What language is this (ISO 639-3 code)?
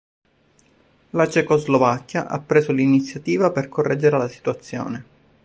ita